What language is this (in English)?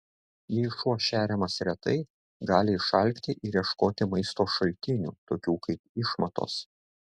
Lithuanian